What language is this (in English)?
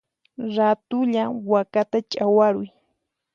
Puno Quechua